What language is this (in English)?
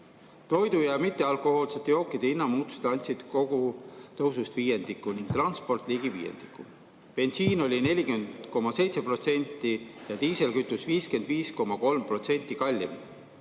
Estonian